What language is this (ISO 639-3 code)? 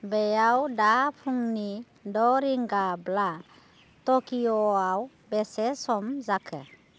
brx